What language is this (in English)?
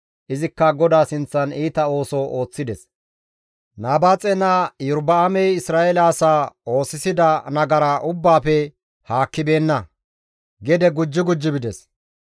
Gamo